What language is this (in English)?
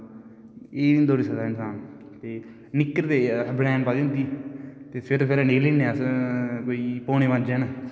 Dogri